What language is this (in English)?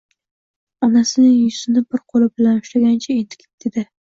Uzbek